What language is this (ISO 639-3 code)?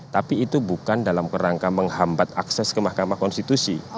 ind